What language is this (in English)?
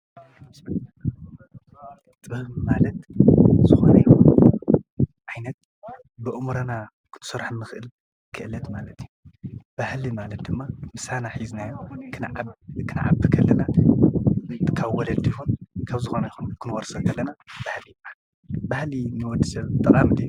Tigrinya